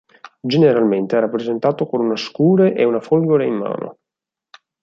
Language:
Italian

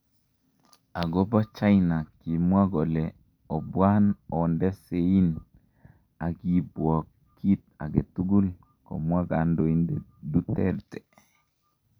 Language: Kalenjin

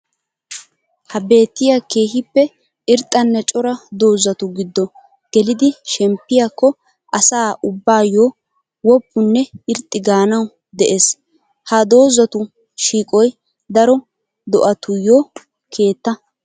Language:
Wolaytta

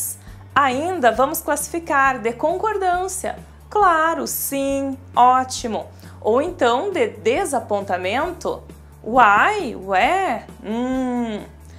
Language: Portuguese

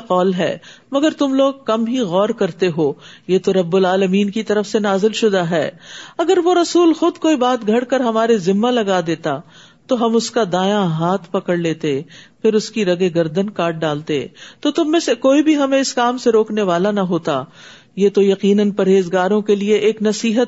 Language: Urdu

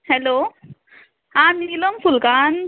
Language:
Konkani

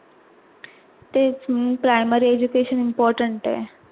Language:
Marathi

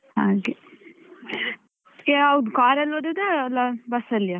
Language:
Kannada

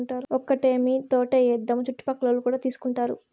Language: Telugu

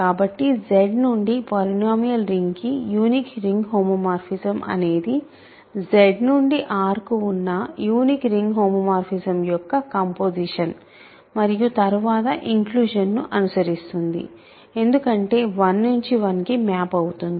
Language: Telugu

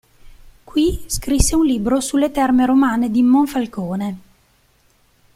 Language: Italian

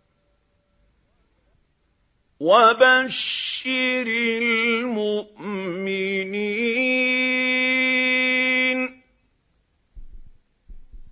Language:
Arabic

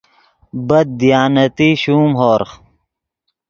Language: Yidgha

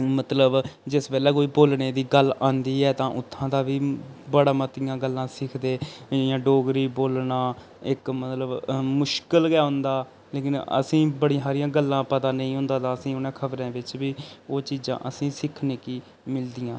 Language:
Dogri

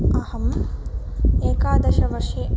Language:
Sanskrit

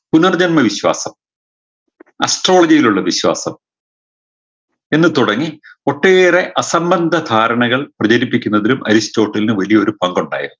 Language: Malayalam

